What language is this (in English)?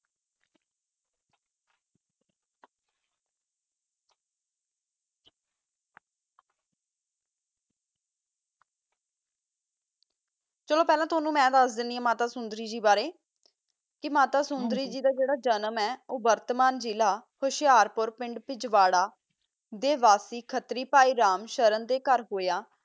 Punjabi